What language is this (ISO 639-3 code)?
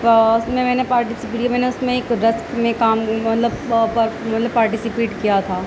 urd